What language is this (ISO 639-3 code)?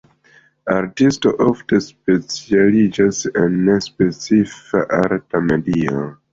epo